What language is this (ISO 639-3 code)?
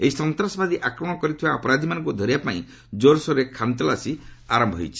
ori